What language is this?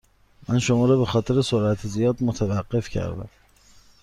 Persian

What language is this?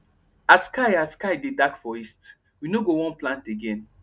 Nigerian Pidgin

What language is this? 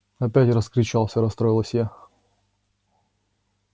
Russian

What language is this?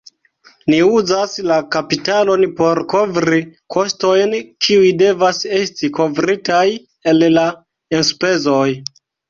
Esperanto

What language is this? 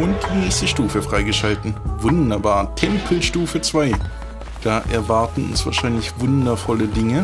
German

